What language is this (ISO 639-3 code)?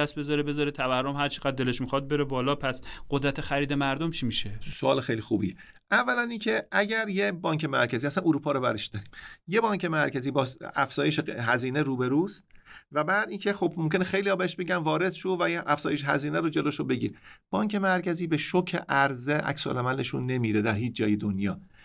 fas